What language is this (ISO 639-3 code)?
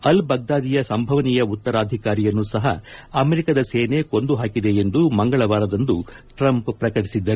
kan